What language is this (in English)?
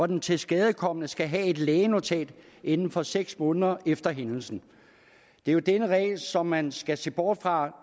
Danish